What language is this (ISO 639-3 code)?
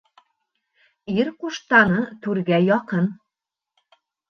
bak